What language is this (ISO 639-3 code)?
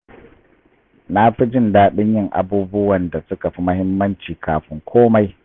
hau